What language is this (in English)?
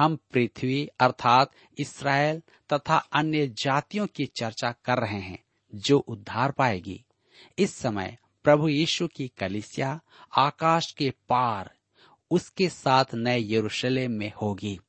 Hindi